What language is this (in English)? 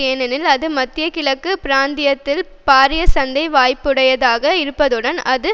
Tamil